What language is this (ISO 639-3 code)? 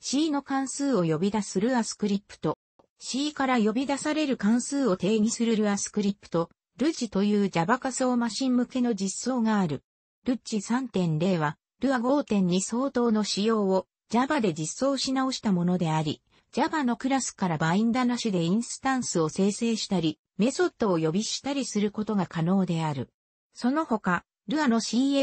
jpn